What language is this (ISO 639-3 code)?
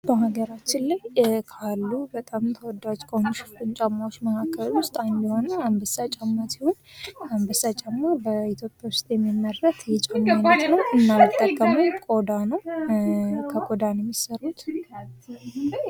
amh